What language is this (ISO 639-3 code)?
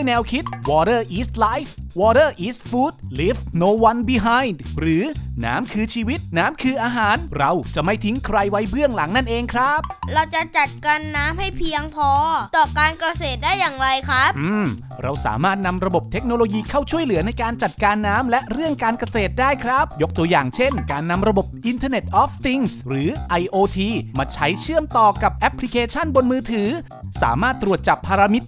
tha